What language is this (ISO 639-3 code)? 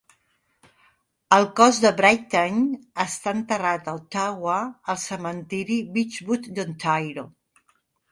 cat